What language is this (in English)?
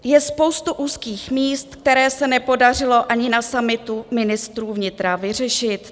Czech